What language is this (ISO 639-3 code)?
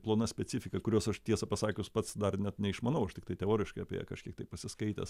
lit